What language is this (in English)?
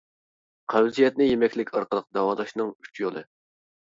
Uyghur